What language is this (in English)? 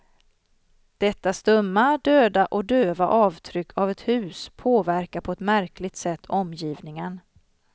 Swedish